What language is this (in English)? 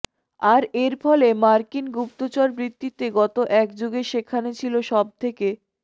Bangla